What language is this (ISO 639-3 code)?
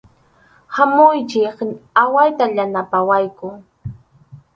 qxu